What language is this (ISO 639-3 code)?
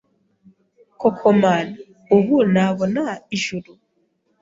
kin